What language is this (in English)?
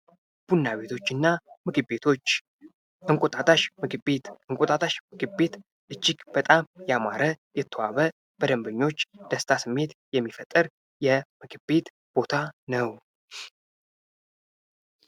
Amharic